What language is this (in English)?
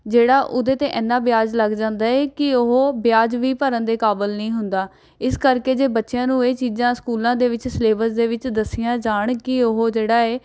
Punjabi